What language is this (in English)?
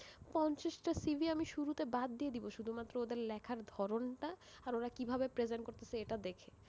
Bangla